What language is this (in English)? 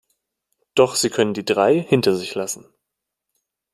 German